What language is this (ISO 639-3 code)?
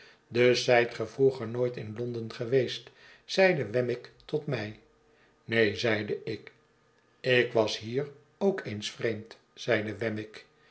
nld